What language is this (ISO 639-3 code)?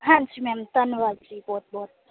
pan